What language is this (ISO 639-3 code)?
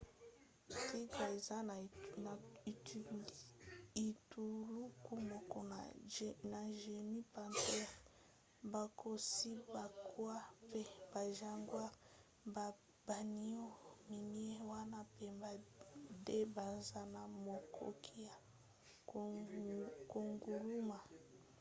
lin